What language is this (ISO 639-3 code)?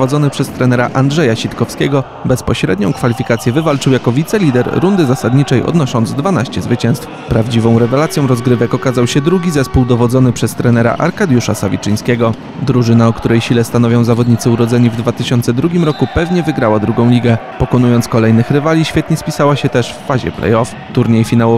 pol